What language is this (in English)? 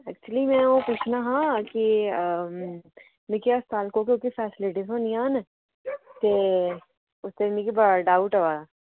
Dogri